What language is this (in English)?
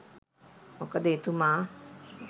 Sinhala